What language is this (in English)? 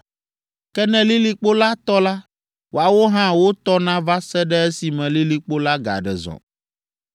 Ewe